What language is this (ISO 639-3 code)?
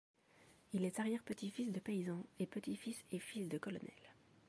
fra